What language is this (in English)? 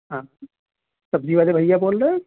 Urdu